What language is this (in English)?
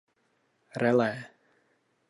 Czech